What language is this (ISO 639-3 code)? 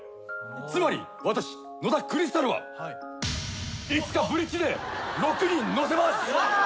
jpn